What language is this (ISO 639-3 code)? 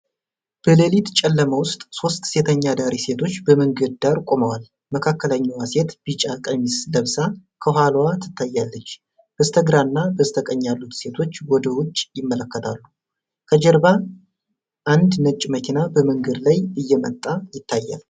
amh